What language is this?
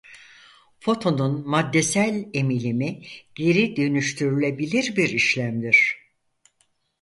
Turkish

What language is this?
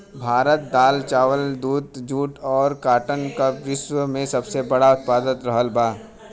Bhojpuri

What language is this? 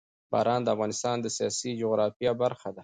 Pashto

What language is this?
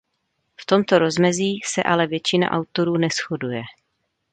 Czech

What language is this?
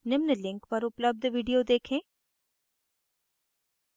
Hindi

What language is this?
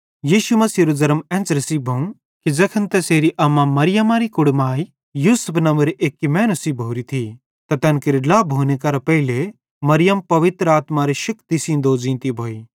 Bhadrawahi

